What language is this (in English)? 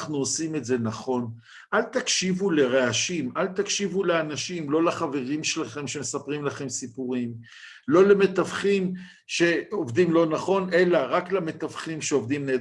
Hebrew